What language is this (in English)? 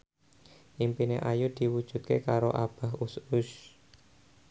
Javanese